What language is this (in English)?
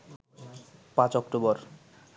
Bangla